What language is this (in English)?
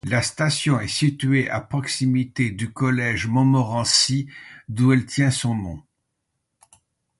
French